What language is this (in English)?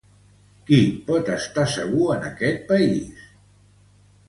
Catalan